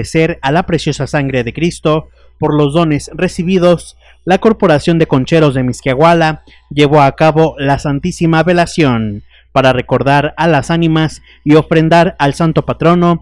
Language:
Spanish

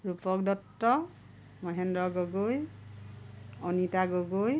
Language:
Assamese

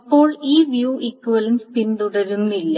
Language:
Malayalam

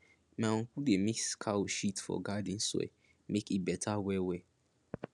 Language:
Nigerian Pidgin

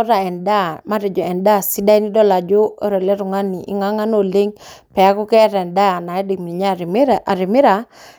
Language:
Masai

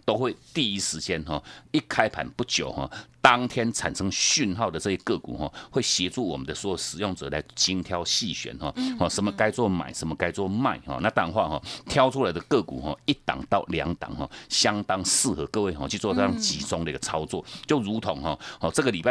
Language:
Chinese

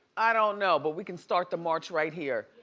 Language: English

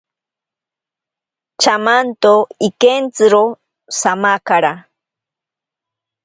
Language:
Ashéninka Perené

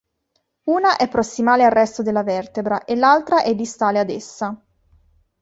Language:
Italian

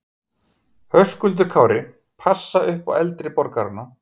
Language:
Icelandic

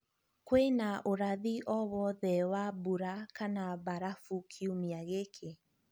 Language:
Kikuyu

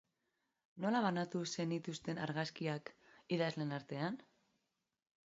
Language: Basque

